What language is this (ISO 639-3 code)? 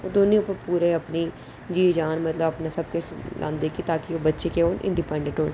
doi